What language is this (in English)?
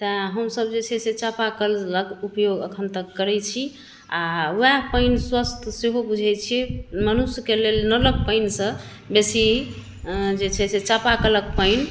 Maithili